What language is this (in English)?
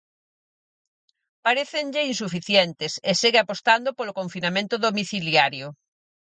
Galician